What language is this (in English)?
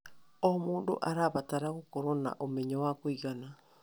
Kikuyu